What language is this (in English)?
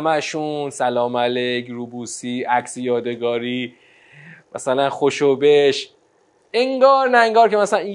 Persian